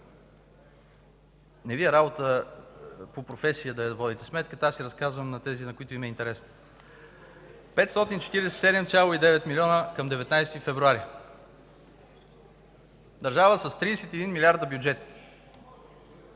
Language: Bulgarian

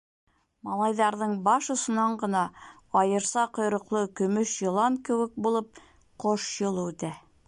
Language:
Bashkir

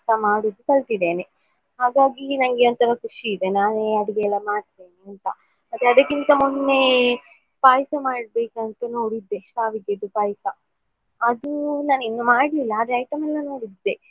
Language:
Kannada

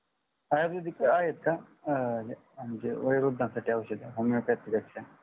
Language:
Marathi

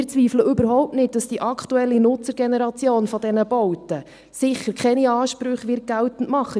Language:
Swiss German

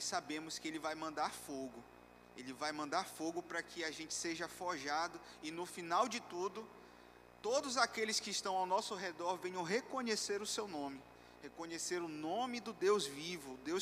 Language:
Portuguese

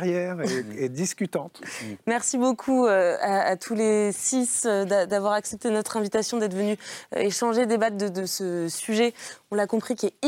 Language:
French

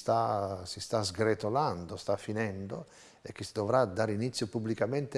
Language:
Italian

